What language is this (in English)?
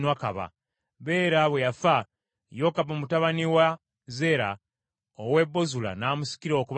Ganda